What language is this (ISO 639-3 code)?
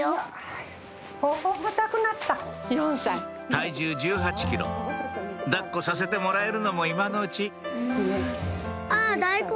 jpn